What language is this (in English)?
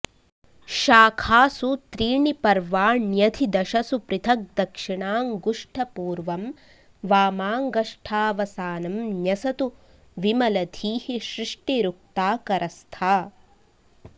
Sanskrit